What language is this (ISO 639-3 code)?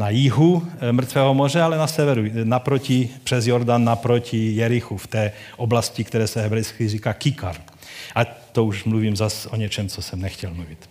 ces